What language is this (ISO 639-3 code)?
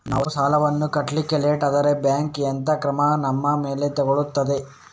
kan